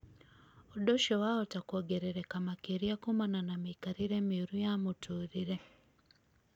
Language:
Kikuyu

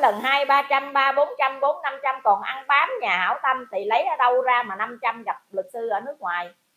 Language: Vietnamese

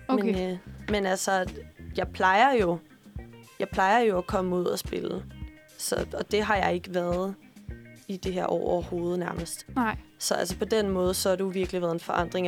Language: Danish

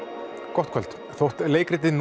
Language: Icelandic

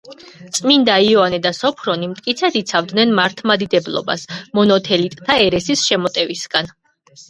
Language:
Georgian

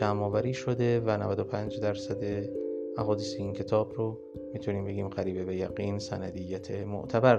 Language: Persian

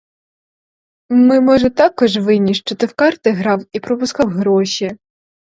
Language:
Ukrainian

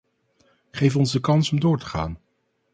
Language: Dutch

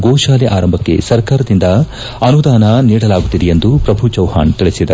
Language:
Kannada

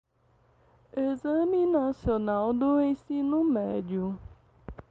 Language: Portuguese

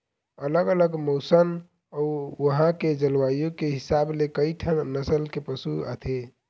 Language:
Chhattisgarhi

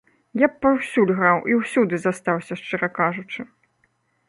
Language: Belarusian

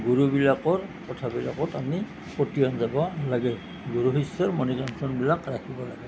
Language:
Assamese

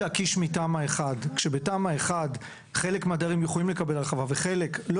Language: Hebrew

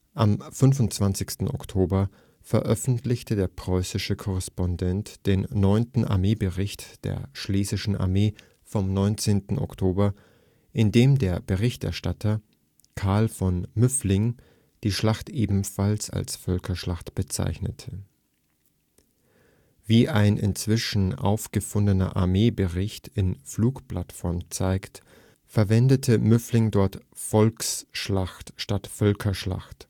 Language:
German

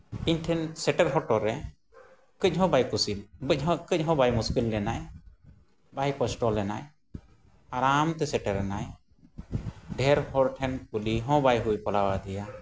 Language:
Santali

